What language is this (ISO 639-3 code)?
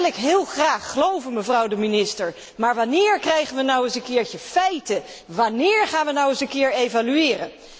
nld